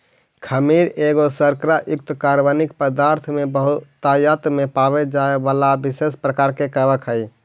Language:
Magahi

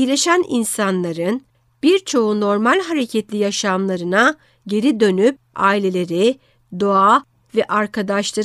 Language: Turkish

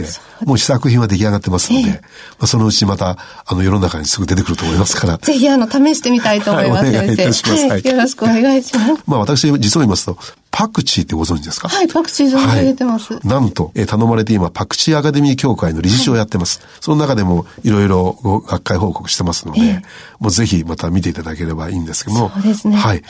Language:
Japanese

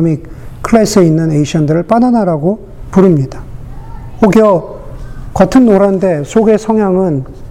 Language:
Korean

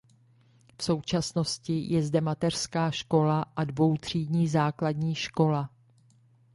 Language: Czech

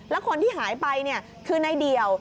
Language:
Thai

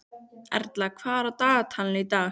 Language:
Icelandic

